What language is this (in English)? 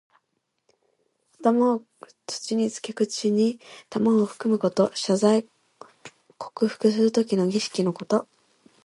Japanese